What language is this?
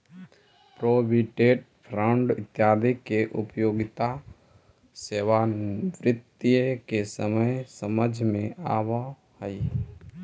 Magahi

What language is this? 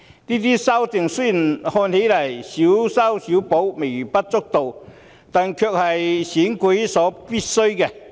Cantonese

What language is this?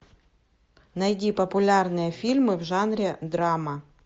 Russian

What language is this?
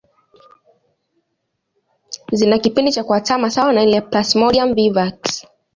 Swahili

